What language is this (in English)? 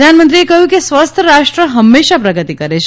Gujarati